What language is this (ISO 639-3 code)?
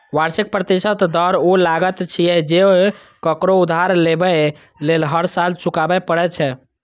mai